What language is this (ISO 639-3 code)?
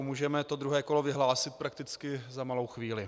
ces